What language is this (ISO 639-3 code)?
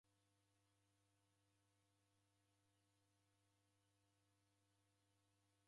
dav